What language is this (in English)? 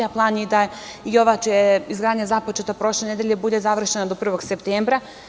Serbian